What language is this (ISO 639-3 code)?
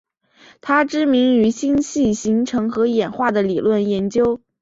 zho